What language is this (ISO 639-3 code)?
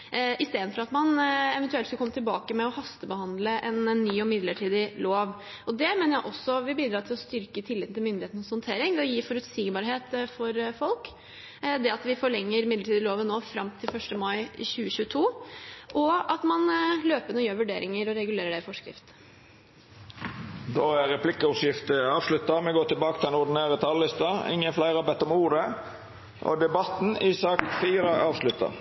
nor